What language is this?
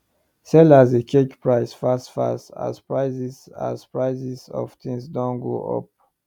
Nigerian Pidgin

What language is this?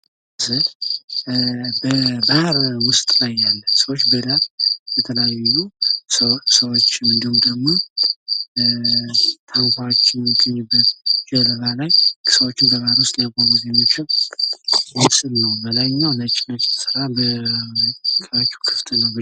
Amharic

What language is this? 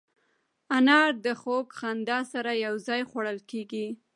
Pashto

